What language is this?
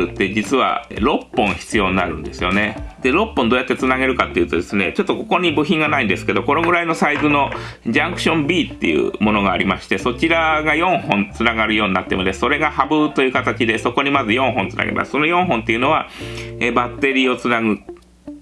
Japanese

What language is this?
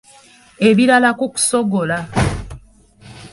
Ganda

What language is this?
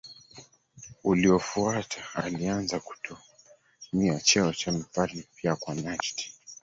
Swahili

